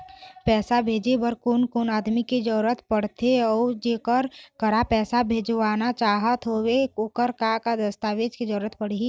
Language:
Chhattisgarhi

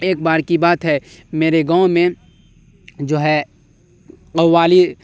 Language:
Urdu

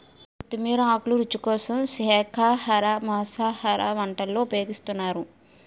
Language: Telugu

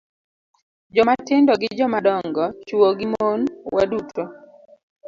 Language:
Luo (Kenya and Tanzania)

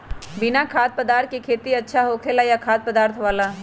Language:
Magahi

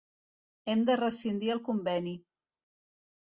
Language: Catalan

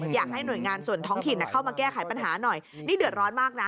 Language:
Thai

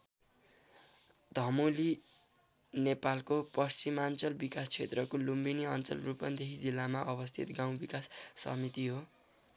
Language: Nepali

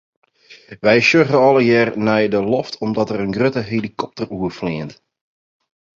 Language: Western Frisian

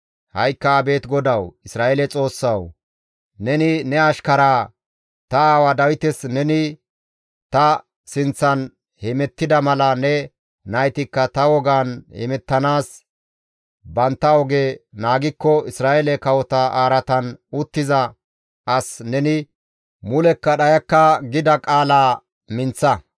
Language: Gamo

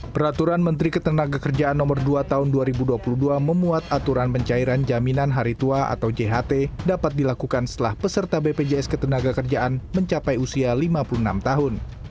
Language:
Indonesian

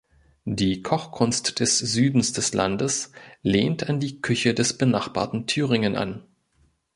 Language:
German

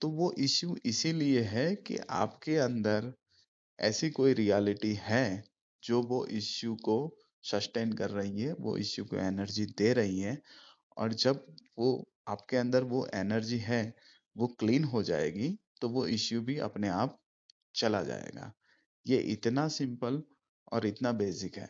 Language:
Hindi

